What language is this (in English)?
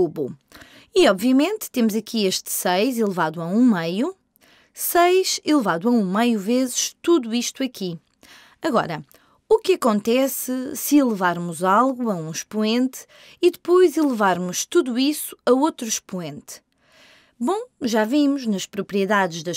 Portuguese